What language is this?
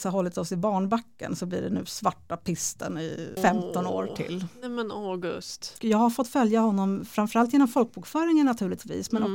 Swedish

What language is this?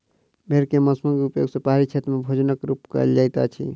Maithili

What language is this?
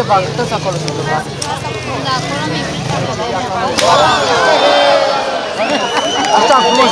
Greek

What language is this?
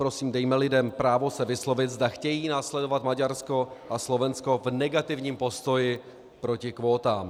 Czech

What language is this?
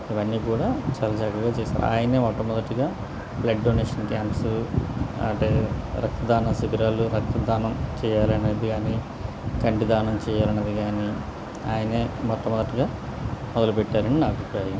Telugu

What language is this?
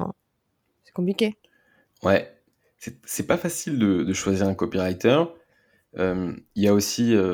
French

